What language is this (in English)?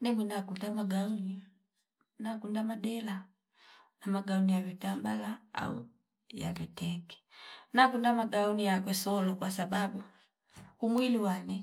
Fipa